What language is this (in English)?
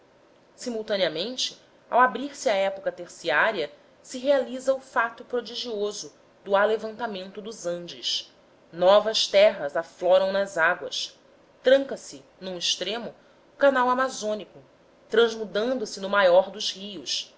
Portuguese